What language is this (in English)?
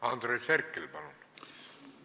Estonian